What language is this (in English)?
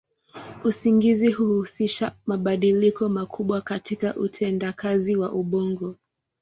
Swahili